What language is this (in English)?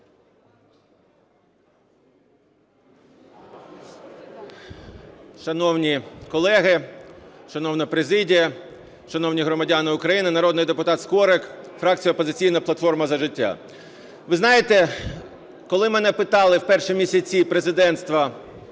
Ukrainian